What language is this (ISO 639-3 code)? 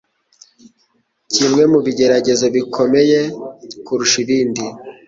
kin